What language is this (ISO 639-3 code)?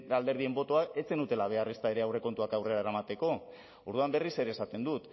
eus